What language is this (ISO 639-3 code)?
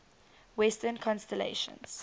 eng